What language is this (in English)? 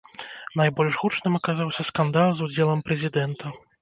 Belarusian